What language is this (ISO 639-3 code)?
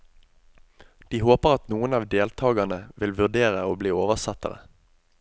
nor